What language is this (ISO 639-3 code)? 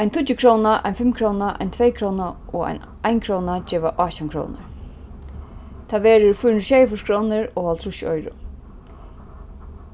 fao